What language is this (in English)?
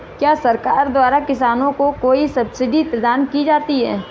Hindi